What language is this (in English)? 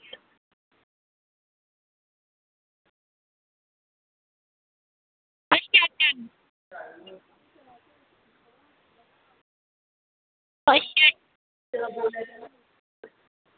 Dogri